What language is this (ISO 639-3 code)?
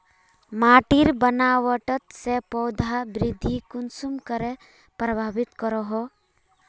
mag